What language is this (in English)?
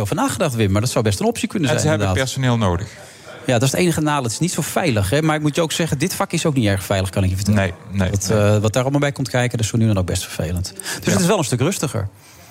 Dutch